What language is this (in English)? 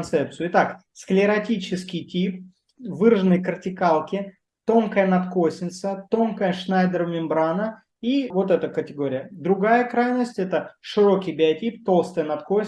Russian